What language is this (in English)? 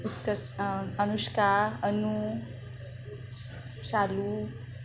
Marathi